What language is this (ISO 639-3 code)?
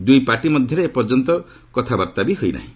ori